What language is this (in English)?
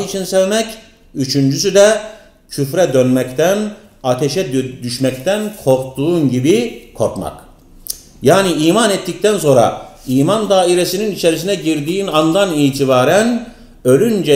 Turkish